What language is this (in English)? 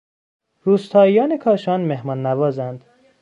Persian